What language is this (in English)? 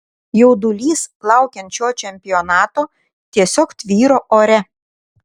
Lithuanian